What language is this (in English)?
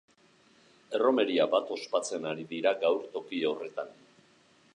Basque